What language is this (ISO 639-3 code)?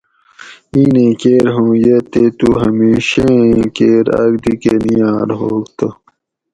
gwc